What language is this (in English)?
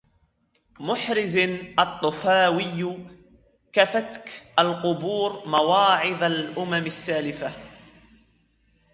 Arabic